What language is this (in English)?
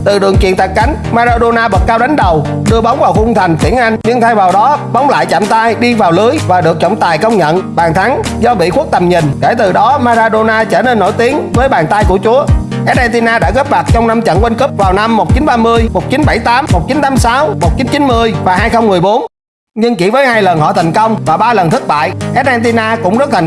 Vietnamese